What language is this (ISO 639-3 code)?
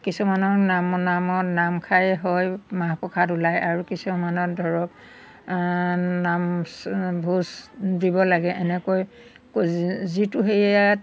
asm